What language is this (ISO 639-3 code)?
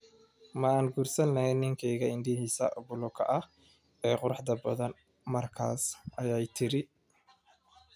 som